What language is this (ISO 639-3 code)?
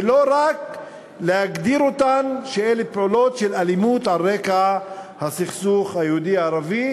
heb